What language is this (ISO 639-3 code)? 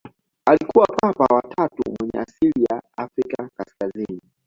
swa